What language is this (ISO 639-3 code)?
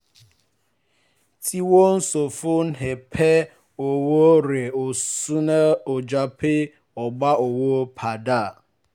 yor